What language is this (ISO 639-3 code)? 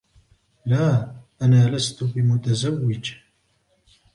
ara